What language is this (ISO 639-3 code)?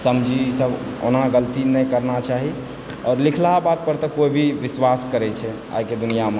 mai